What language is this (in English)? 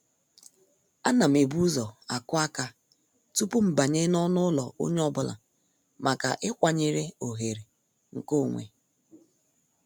Igbo